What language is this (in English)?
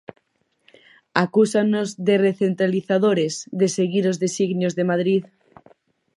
Galician